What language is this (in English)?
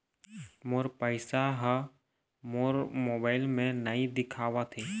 Chhattisgarhi